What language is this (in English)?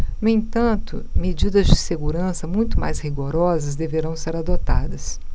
Portuguese